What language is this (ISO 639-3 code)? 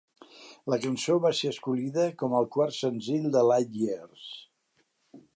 cat